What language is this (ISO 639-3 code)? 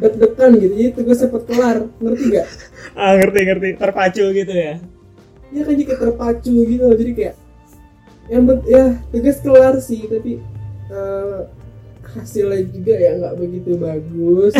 ind